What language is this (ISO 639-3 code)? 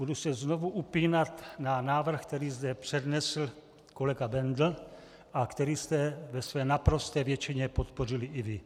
ces